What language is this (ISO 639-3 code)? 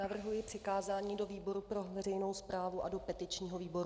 ces